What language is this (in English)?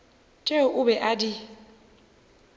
Northern Sotho